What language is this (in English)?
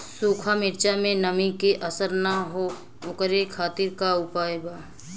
Bhojpuri